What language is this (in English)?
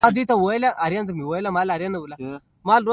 Pashto